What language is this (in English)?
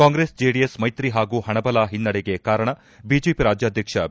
Kannada